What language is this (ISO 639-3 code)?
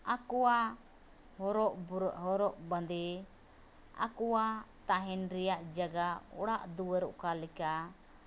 sat